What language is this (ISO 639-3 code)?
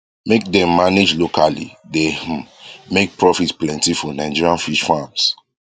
pcm